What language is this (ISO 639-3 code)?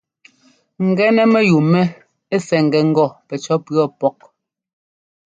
jgo